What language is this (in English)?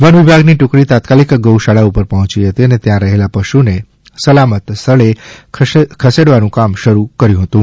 Gujarati